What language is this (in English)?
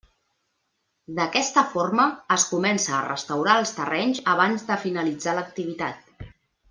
Catalan